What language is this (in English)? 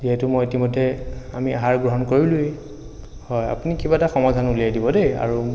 Assamese